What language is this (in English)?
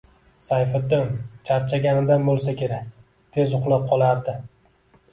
Uzbek